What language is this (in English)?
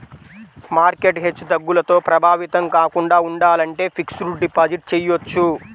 Telugu